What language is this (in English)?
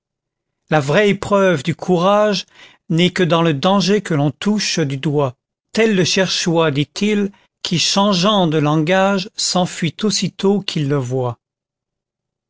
French